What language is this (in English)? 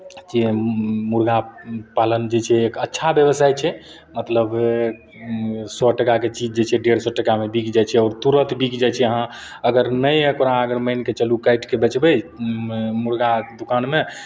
Maithili